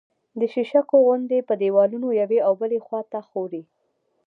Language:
Pashto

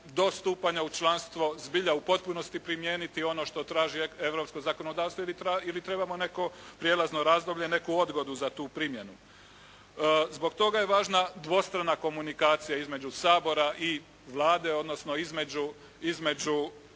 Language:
Croatian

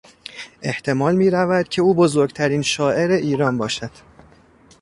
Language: Persian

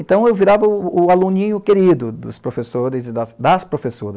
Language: Portuguese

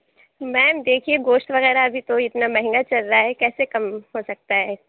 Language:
Urdu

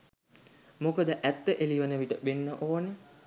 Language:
Sinhala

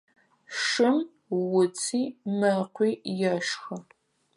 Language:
Adyghe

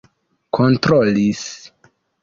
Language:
Esperanto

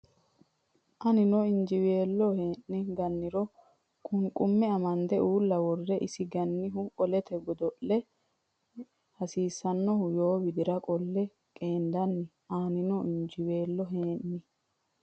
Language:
Sidamo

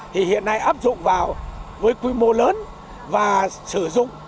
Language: Vietnamese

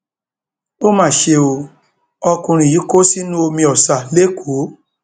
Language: Yoruba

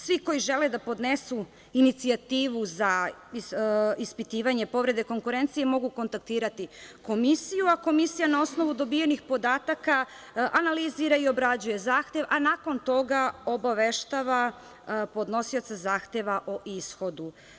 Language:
Serbian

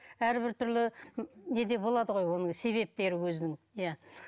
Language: Kazakh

